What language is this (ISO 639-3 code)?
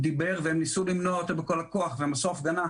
heb